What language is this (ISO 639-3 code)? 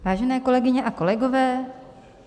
ces